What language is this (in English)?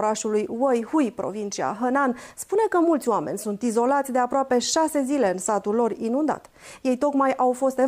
Romanian